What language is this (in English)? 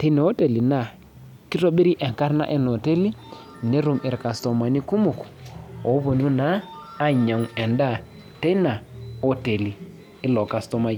Masai